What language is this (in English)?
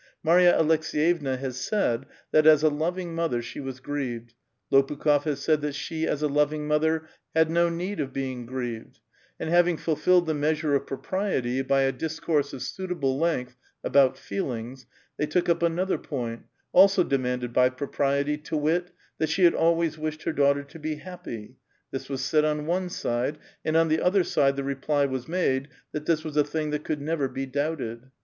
English